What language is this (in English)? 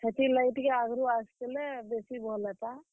Odia